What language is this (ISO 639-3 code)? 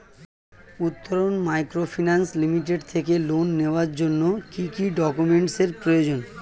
ben